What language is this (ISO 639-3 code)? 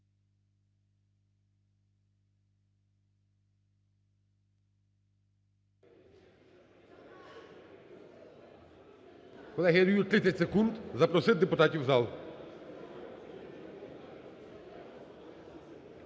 ukr